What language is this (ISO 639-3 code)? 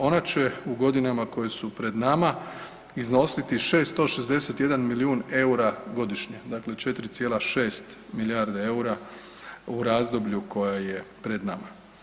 hrv